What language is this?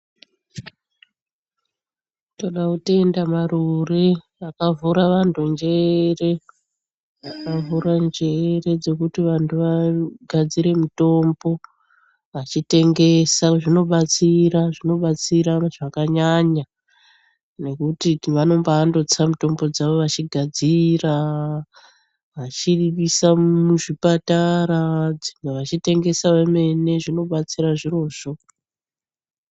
Ndau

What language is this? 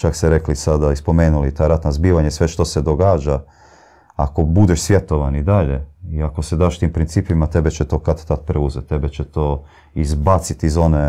Croatian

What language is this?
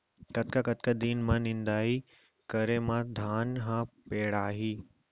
Chhattisgarhi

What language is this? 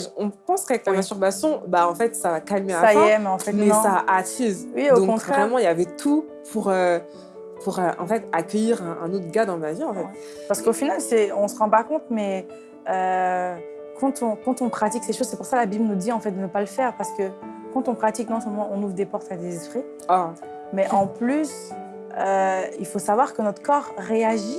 French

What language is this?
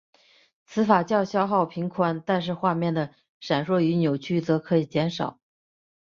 Chinese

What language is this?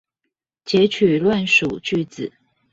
Chinese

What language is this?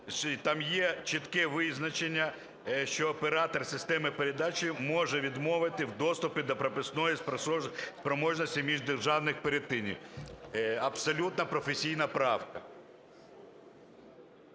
Ukrainian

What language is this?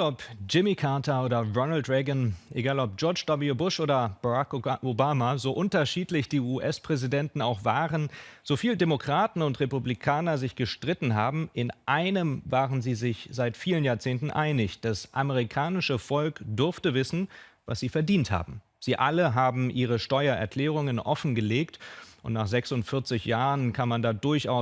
German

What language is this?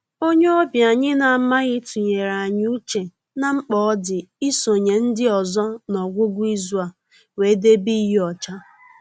Igbo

